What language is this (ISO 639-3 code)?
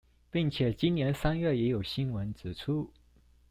zho